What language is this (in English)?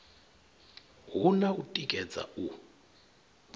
Venda